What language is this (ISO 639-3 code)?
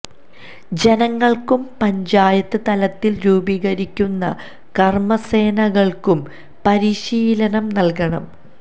mal